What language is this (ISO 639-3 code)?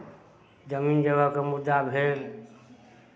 mai